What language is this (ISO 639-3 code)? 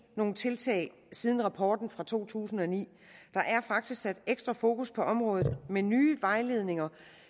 dan